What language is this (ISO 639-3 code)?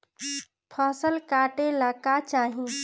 bho